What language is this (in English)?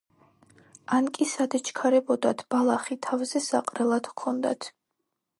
Georgian